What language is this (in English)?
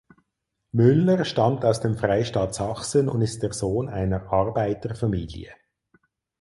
German